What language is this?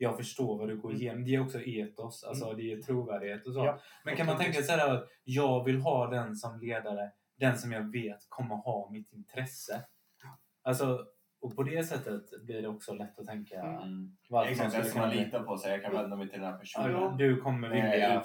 Swedish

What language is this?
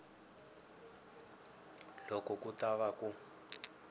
Tsonga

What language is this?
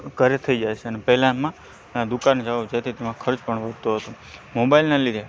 Gujarati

